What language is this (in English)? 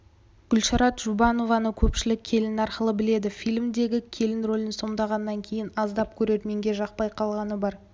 Kazakh